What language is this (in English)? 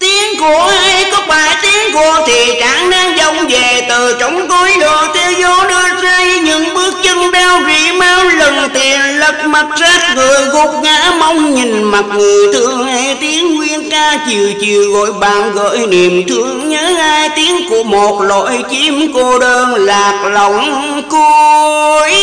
Vietnamese